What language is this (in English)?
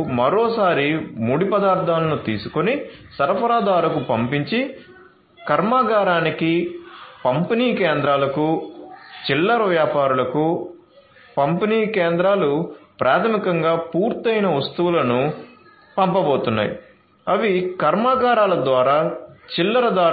Telugu